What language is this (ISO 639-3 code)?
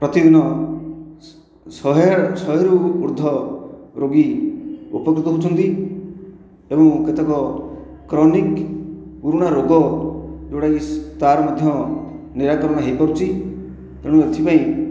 ori